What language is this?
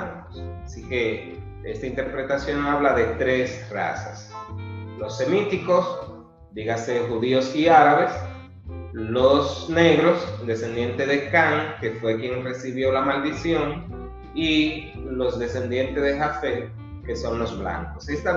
Spanish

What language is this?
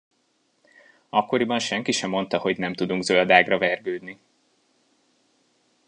Hungarian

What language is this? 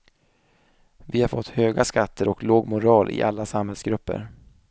Swedish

